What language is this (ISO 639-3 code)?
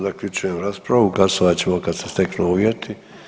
hrv